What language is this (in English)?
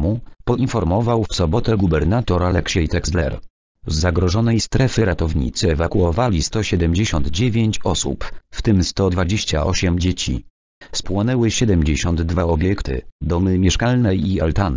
Polish